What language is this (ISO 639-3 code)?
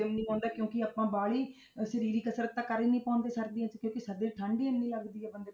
pan